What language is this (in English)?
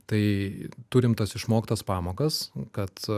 Lithuanian